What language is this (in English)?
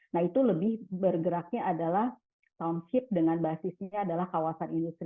Indonesian